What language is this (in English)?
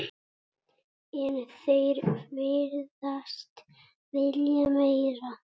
Icelandic